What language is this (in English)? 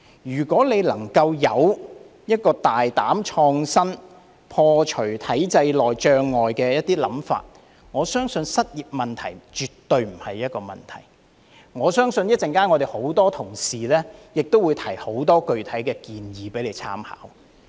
Cantonese